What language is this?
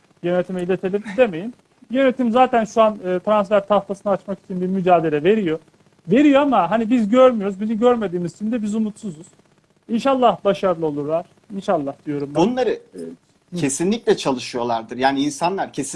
Turkish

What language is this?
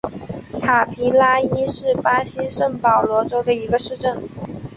Chinese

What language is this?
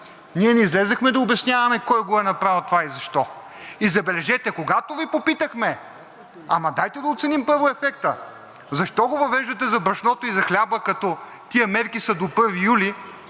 Bulgarian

